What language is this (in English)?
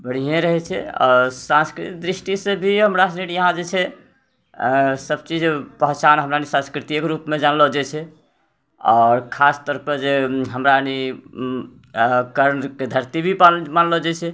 Maithili